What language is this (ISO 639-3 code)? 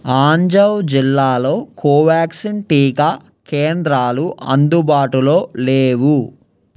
tel